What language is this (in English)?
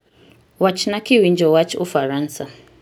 Luo (Kenya and Tanzania)